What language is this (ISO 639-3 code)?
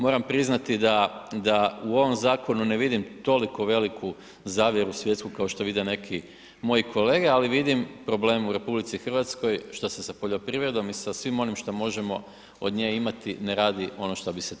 hrv